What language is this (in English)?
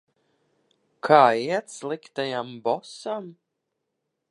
Latvian